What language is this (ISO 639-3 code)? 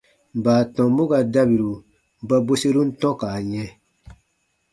bba